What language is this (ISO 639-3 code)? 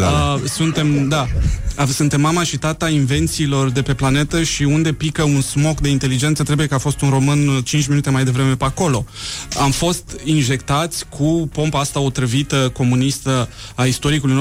ron